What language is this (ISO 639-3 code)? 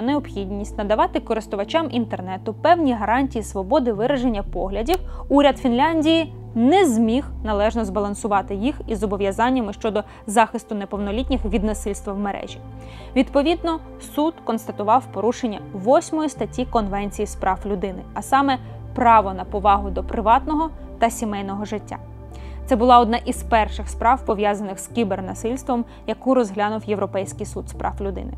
ukr